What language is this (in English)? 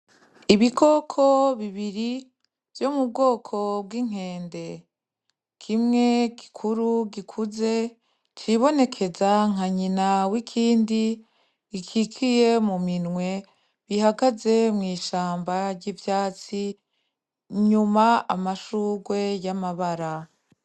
Rundi